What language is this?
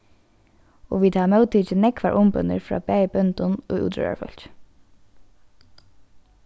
Faroese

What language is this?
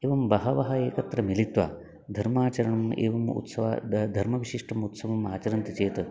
Sanskrit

